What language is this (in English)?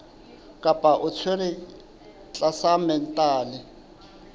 Southern Sotho